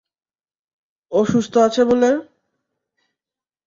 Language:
Bangla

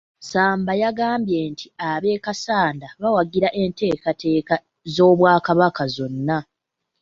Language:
Ganda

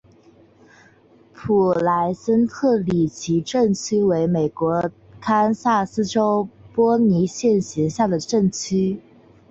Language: Chinese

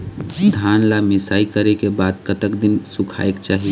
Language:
Chhattisgarhi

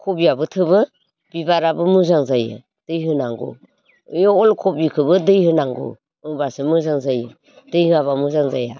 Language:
Bodo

